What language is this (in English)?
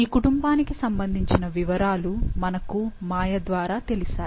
Telugu